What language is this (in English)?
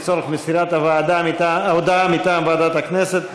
Hebrew